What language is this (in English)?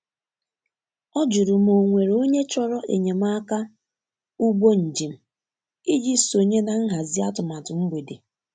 Igbo